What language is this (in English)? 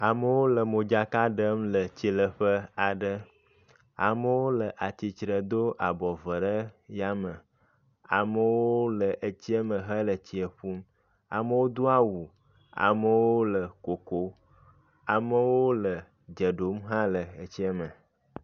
Ewe